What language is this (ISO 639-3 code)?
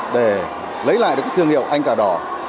vie